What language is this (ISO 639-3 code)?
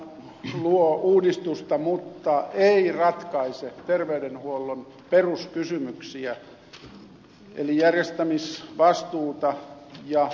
fin